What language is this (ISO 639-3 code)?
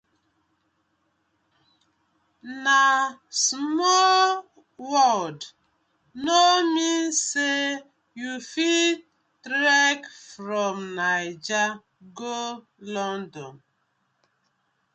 pcm